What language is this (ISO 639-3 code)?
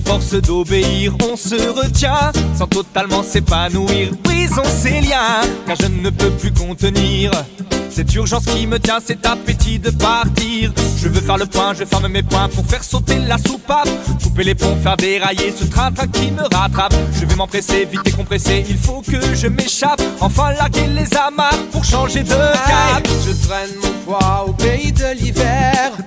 fra